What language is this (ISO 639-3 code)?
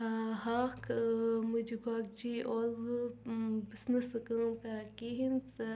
kas